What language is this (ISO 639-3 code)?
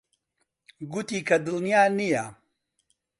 ckb